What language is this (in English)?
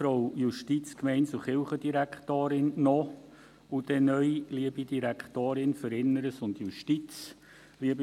Swiss German